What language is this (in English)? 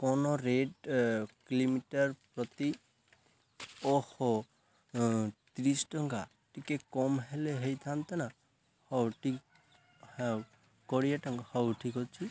Odia